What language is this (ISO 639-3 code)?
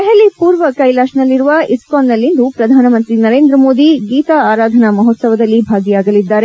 kan